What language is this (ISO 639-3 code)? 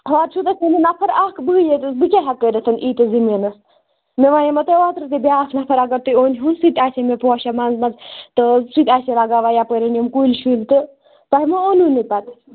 kas